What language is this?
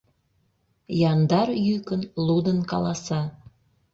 Mari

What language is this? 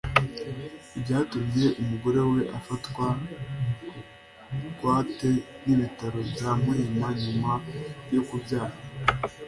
Kinyarwanda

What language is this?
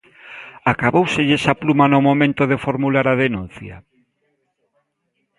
Galician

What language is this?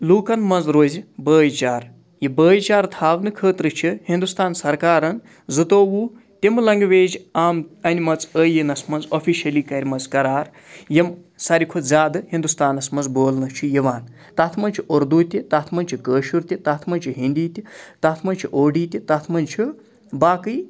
Kashmiri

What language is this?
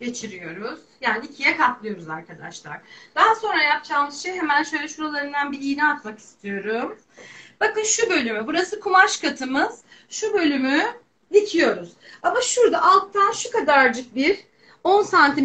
Turkish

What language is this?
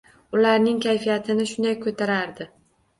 Uzbek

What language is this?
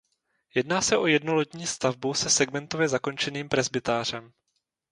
Czech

